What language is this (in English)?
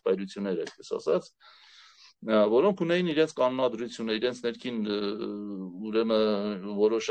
Romanian